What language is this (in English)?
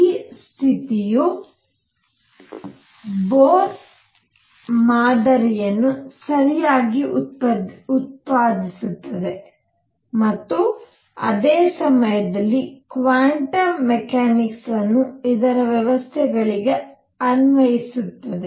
Kannada